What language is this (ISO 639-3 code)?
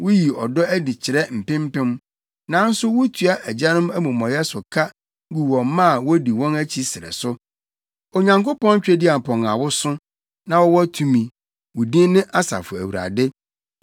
aka